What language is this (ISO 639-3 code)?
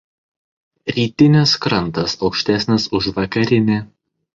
lit